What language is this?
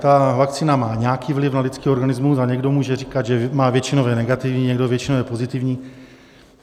Czech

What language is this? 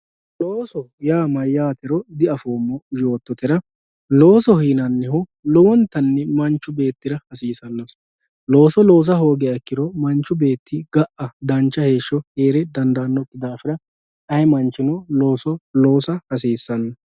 Sidamo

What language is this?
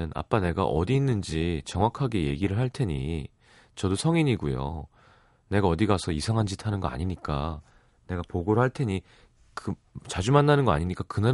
Korean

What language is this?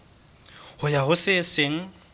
Southern Sotho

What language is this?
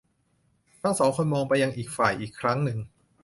Thai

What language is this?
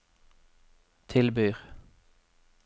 Norwegian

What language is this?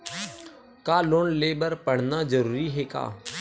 Chhattisgarhi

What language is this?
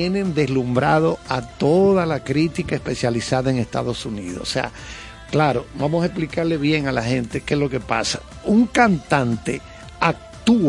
Spanish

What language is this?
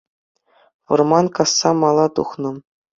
Chuvash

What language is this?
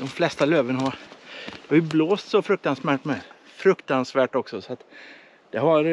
Swedish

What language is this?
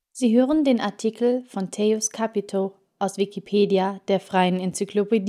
German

